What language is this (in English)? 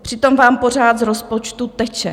Czech